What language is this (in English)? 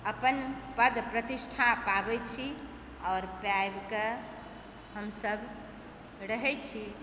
Maithili